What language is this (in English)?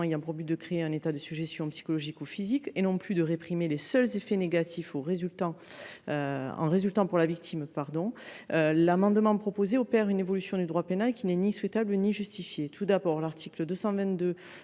French